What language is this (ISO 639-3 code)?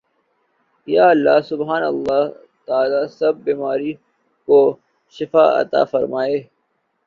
urd